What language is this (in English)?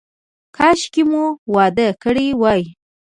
Pashto